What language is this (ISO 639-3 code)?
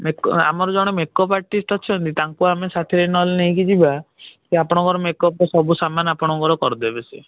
ori